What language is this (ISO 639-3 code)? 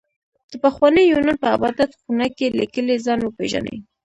pus